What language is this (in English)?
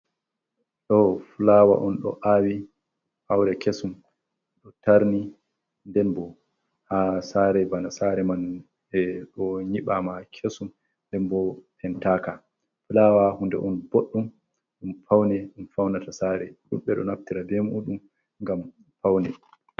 Fula